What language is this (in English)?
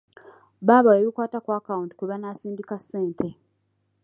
Ganda